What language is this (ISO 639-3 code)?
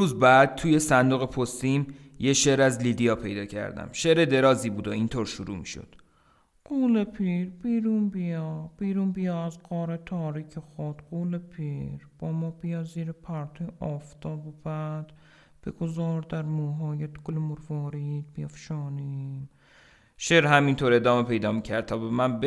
fas